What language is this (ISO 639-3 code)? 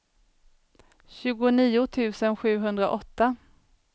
swe